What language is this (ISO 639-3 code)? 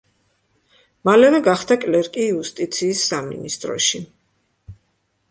kat